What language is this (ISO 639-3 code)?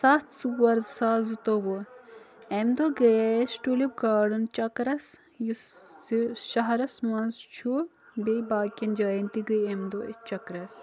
kas